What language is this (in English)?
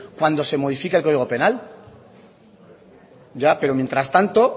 Spanish